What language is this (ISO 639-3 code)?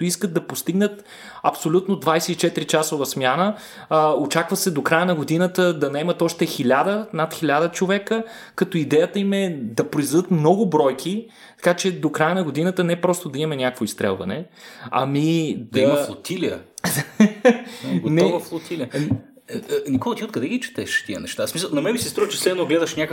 bul